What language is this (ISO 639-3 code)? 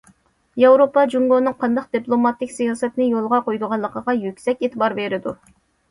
uig